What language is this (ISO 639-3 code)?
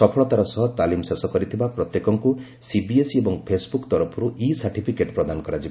ori